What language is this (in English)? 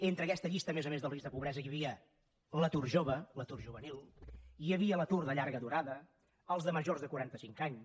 Catalan